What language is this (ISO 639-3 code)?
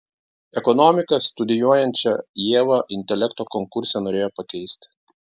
lit